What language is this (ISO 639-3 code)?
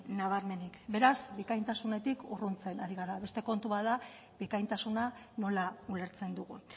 eus